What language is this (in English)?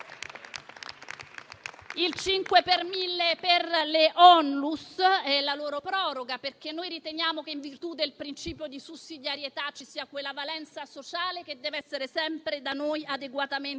Italian